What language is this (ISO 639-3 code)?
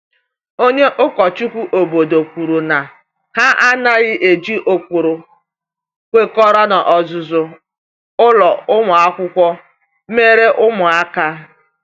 ibo